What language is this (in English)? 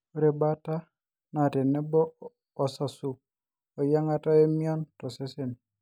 Masai